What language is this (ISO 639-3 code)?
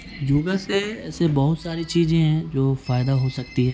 urd